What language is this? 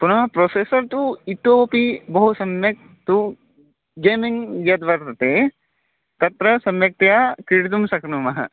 Sanskrit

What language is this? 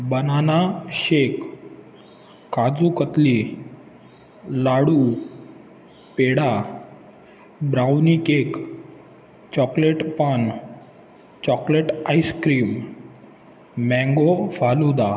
Marathi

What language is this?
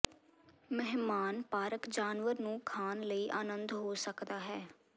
Punjabi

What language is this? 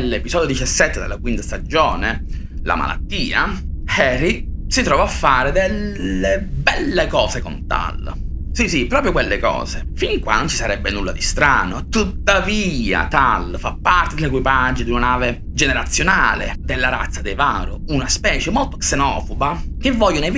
Italian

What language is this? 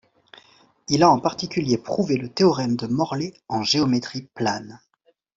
French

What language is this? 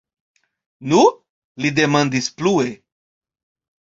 Esperanto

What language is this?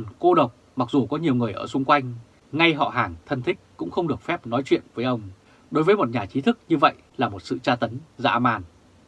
Vietnamese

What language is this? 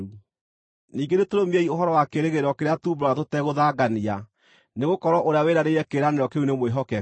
Kikuyu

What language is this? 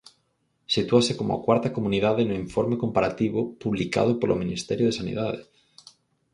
Galician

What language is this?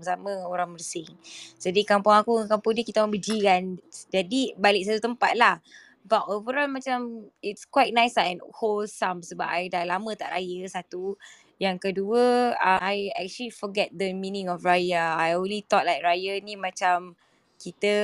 Malay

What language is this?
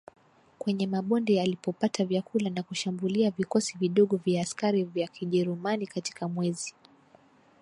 Swahili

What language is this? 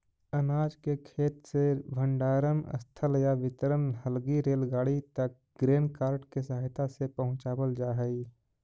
Magahi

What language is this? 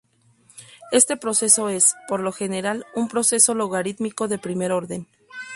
Spanish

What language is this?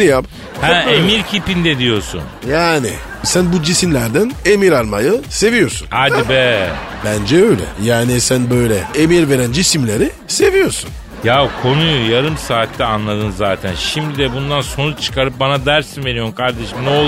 Turkish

